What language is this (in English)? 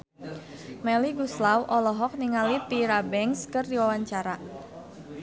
Sundanese